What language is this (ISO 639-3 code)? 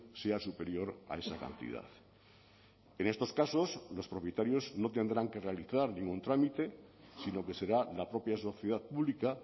spa